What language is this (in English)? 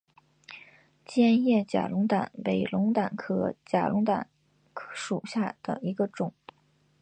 Chinese